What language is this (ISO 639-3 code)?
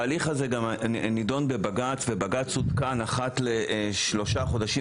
heb